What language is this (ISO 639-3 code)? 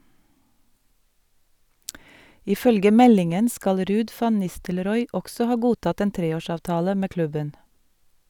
nor